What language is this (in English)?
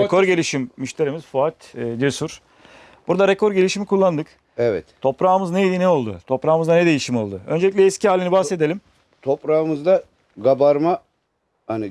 Turkish